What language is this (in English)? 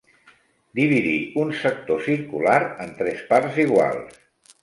Catalan